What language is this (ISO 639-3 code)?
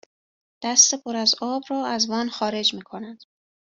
fas